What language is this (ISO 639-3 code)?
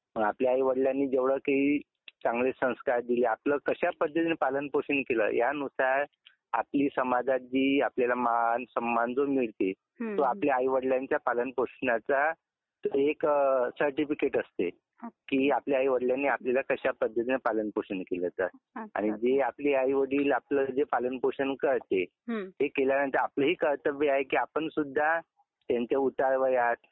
mar